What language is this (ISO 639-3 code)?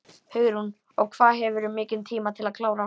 isl